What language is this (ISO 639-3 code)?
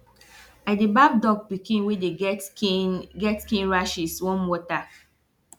pcm